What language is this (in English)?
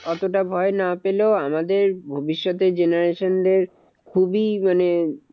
Bangla